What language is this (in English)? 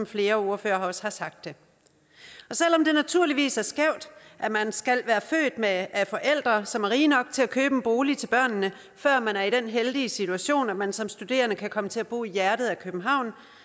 Danish